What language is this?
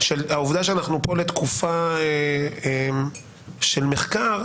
Hebrew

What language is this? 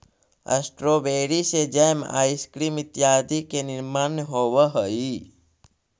Magahi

